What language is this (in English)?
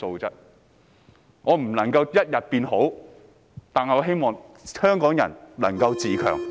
Cantonese